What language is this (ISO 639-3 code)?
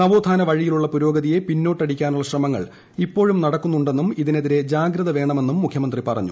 mal